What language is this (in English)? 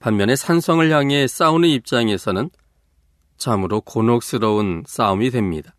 Korean